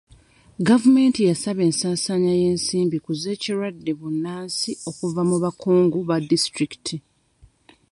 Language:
Ganda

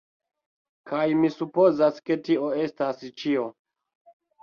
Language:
Esperanto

